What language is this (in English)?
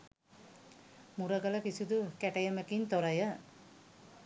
Sinhala